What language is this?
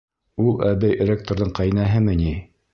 Bashkir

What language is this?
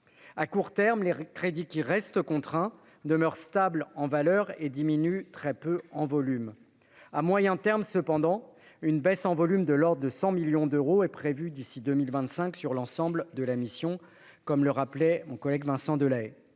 French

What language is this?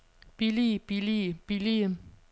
Danish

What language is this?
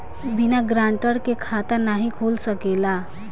Bhojpuri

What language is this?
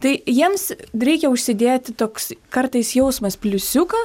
Lithuanian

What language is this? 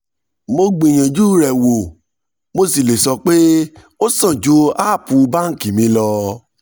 Yoruba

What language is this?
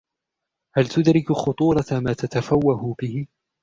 Arabic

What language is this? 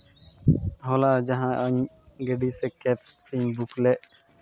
Santali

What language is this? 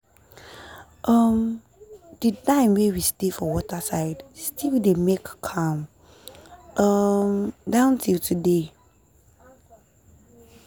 Nigerian Pidgin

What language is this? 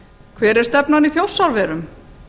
Icelandic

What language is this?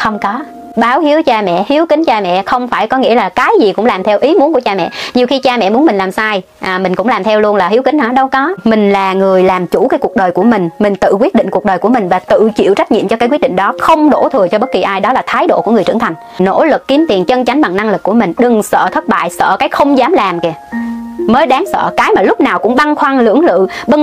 Vietnamese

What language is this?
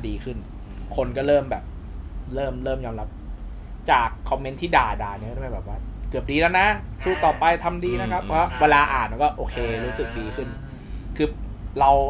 Thai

